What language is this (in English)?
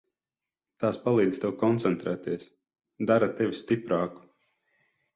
Latvian